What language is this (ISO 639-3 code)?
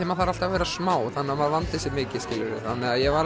isl